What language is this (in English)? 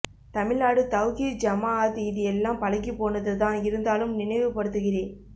Tamil